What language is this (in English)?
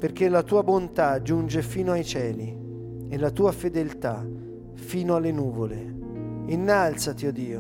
Italian